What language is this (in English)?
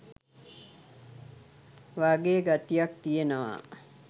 Sinhala